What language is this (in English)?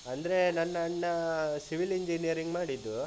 Kannada